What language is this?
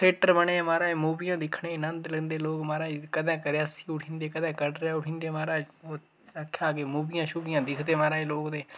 Dogri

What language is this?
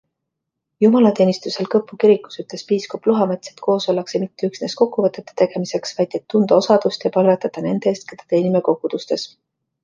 Estonian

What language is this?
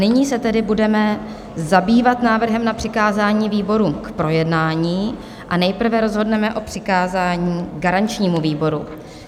Czech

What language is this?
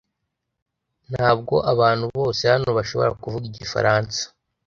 Kinyarwanda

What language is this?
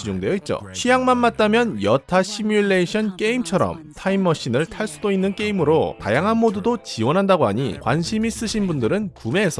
Korean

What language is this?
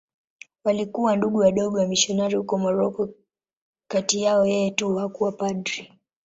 Swahili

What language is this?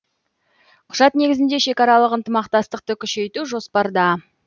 Kazakh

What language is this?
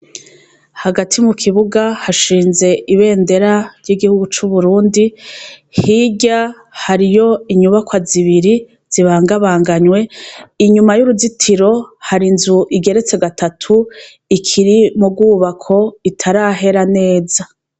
Rundi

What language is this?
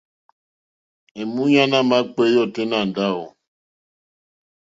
Mokpwe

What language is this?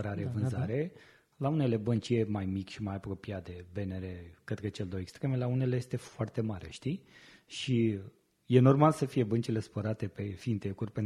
Romanian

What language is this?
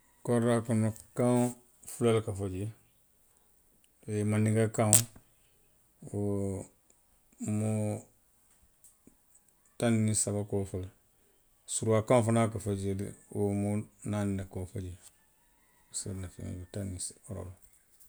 Western Maninkakan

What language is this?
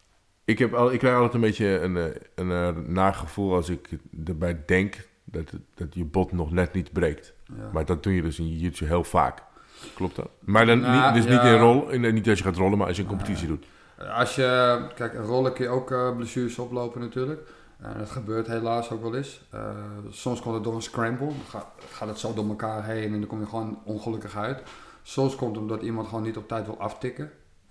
Dutch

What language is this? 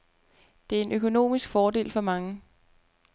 Danish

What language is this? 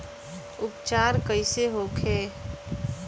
Bhojpuri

